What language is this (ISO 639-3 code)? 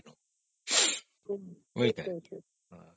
ori